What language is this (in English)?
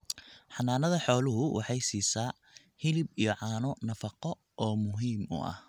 Somali